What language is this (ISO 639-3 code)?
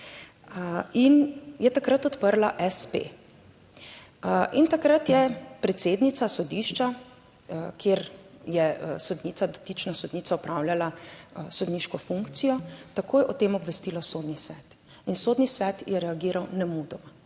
slv